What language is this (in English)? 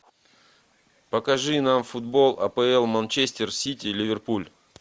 Russian